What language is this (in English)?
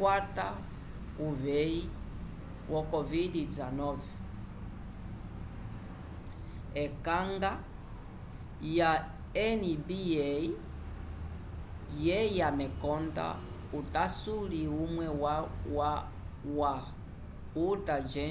Umbundu